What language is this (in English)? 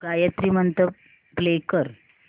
Marathi